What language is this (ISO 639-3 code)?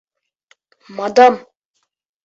bak